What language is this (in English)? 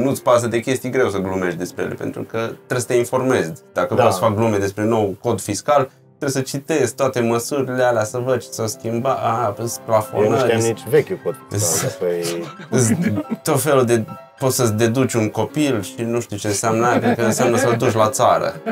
Romanian